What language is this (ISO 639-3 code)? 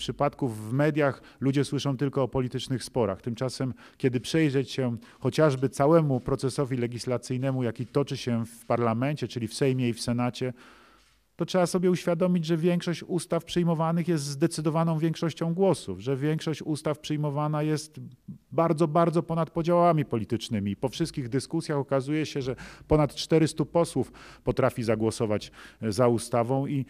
pol